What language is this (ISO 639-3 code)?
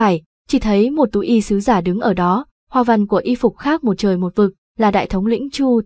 vie